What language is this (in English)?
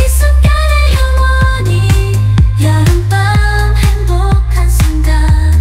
Korean